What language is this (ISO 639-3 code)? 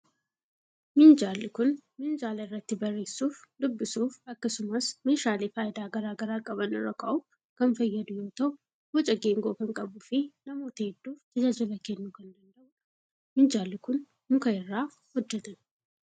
orm